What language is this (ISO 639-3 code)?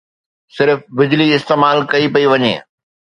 snd